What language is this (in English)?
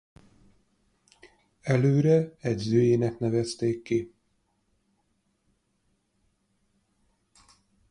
Hungarian